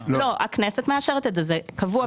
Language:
Hebrew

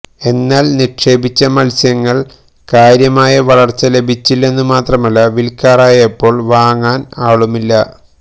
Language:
Malayalam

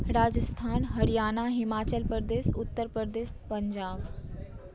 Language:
Maithili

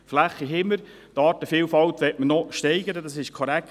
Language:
Swiss German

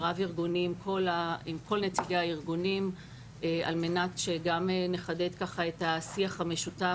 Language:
Hebrew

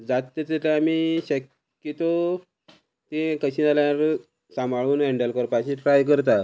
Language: Konkani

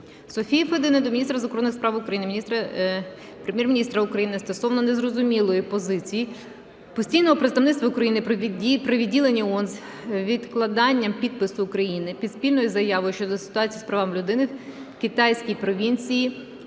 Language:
Ukrainian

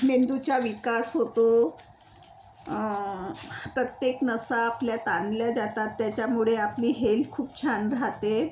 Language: Marathi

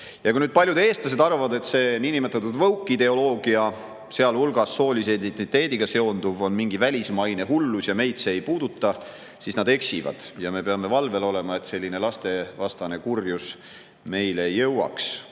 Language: Estonian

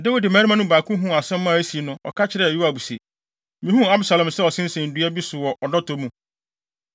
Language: Akan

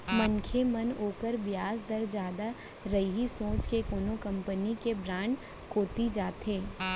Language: Chhattisgarhi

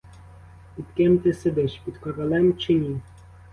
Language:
Ukrainian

